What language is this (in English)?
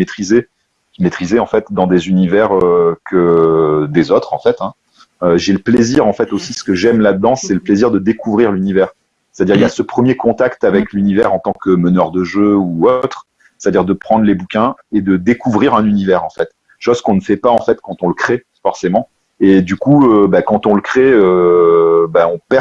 French